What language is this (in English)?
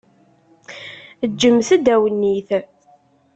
Kabyle